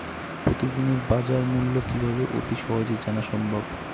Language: Bangla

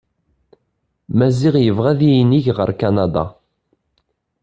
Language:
Kabyle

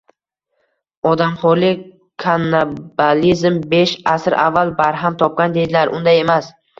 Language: Uzbek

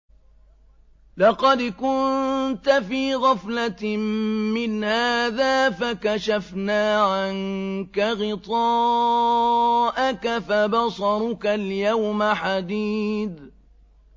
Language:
Arabic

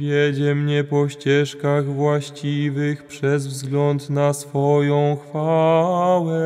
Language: Polish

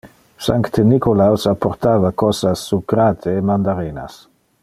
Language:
Interlingua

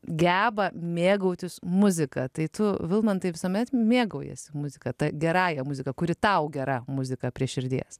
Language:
Lithuanian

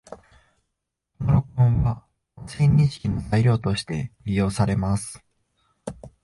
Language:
Japanese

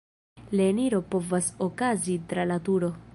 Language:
Esperanto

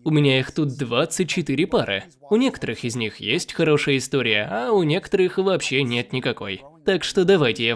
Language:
Russian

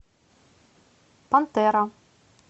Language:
Russian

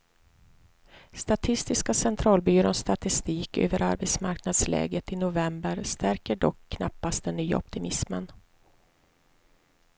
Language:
Swedish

